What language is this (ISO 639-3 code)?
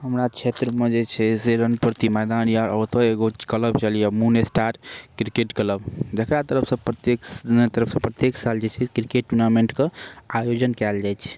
mai